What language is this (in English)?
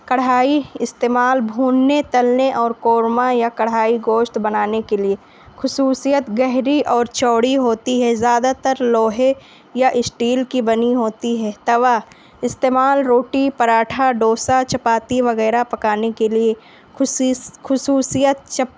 Urdu